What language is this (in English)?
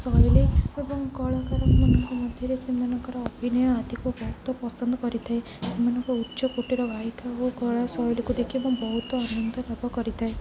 Odia